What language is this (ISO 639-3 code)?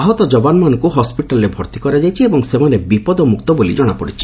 ori